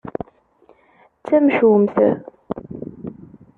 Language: Kabyle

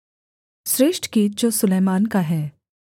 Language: Hindi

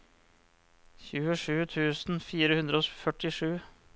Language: Norwegian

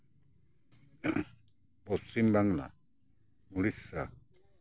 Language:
Santali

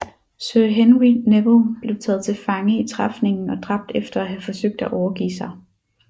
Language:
Danish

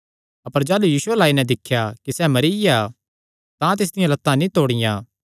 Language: Kangri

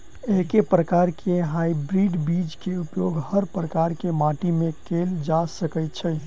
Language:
Maithili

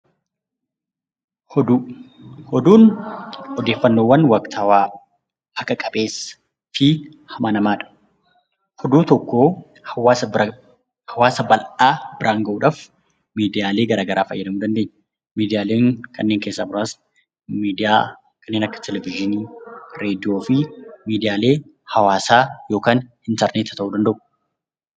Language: Oromo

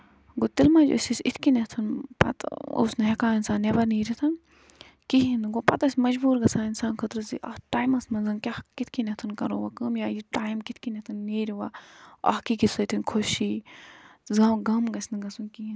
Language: Kashmiri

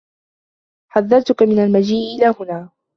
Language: Arabic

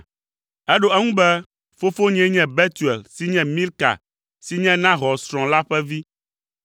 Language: Ewe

